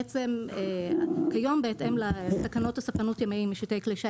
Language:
Hebrew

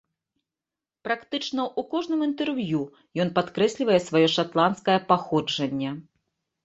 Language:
Belarusian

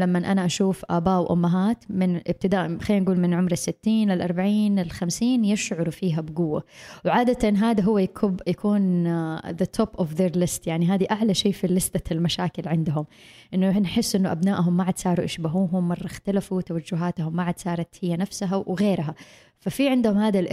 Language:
Arabic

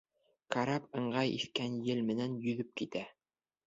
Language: Bashkir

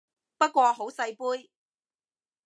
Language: Cantonese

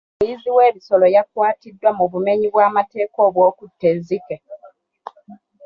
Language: Ganda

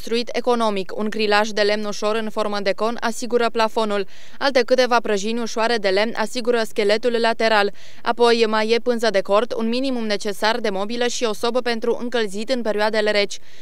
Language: Romanian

